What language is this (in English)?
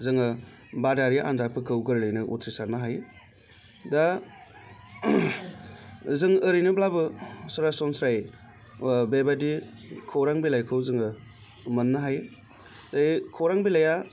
Bodo